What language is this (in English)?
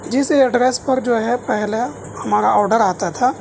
Urdu